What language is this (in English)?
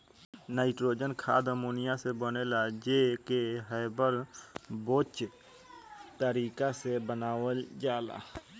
Bhojpuri